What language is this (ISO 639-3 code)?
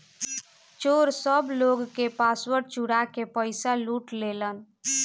bho